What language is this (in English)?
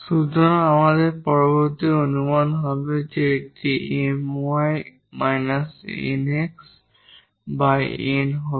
Bangla